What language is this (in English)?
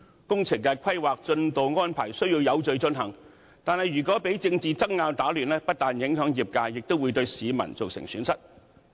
Cantonese